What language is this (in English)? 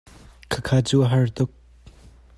Hakha Chin